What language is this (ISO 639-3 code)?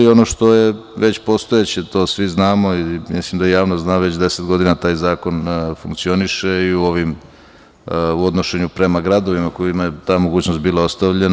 srp